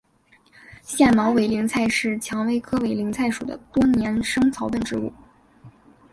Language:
Chinese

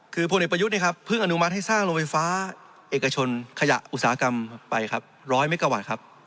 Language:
Thai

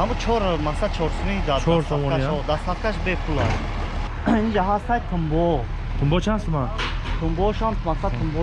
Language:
Turkish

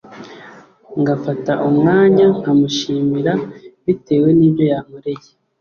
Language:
Kinyarwanda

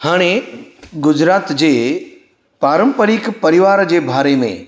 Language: Sindhi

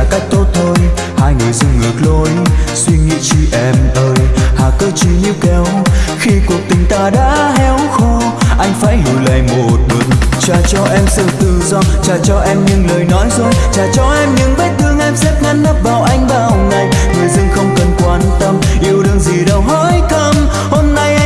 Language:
Vietnamese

